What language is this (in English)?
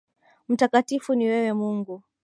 Swahili